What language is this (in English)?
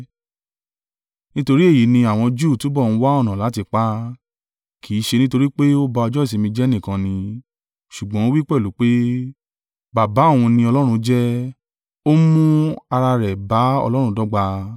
Yoruba